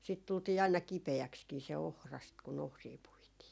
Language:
Finnish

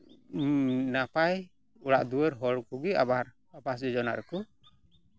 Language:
Santali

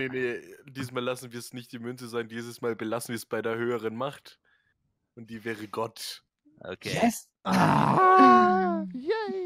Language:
German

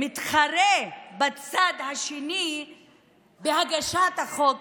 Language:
Hebrew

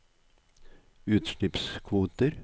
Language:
Norwegian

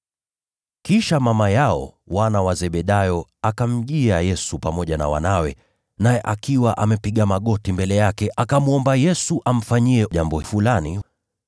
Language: Swahili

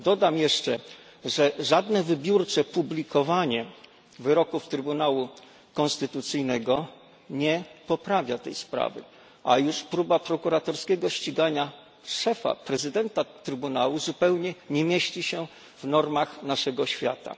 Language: Polish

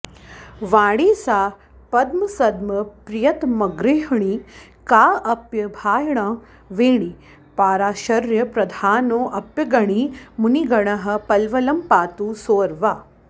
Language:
Sanskrit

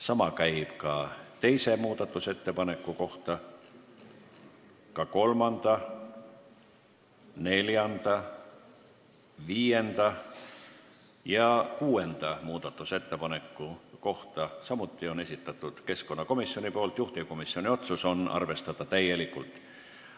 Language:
Estonian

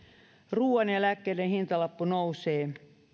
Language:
Finnish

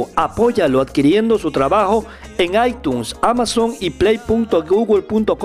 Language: Spanish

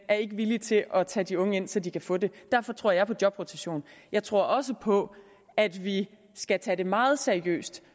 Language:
Danish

